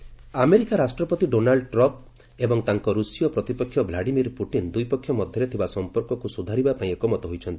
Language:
Odia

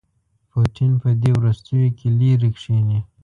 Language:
Pashto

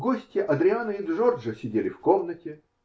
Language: Russian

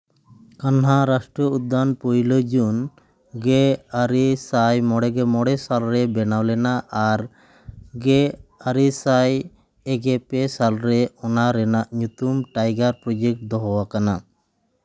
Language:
Santali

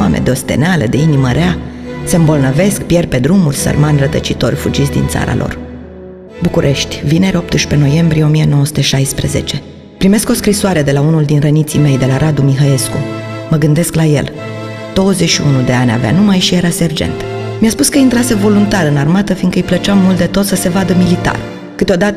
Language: Romanian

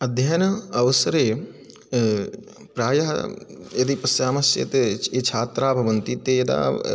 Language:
Sanskrit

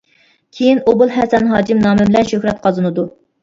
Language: Uyghur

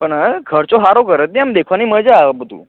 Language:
Gujarati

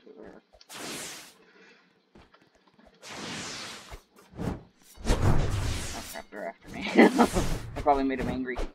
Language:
English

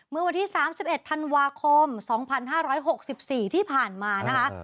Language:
Thai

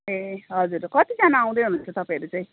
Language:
Nepali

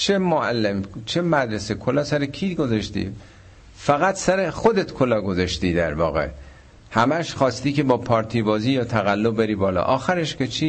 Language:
Persian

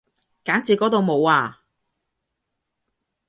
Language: Cantonese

